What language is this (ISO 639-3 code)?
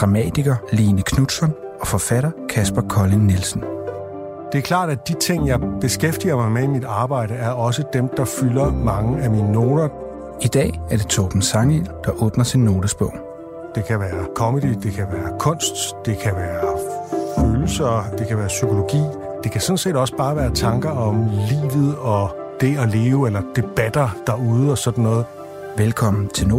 dan